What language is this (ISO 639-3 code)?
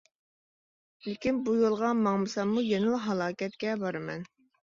uig